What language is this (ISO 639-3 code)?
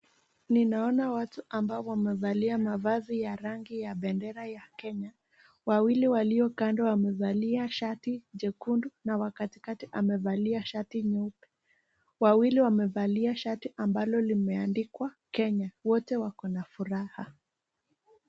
swa